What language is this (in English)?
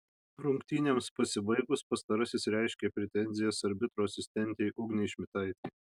Lithuanian